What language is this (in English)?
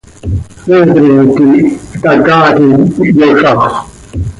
Seri